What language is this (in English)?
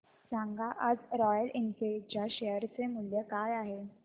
Marathi